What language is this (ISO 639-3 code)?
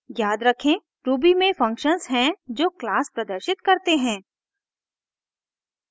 hin